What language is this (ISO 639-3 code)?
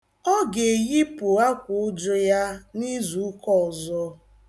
ibo